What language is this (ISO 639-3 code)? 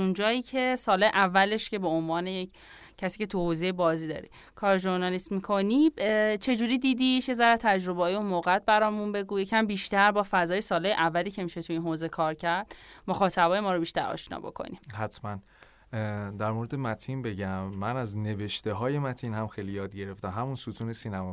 fas